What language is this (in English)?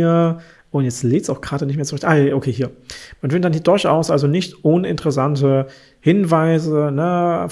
German